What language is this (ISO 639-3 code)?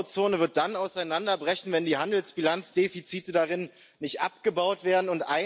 deu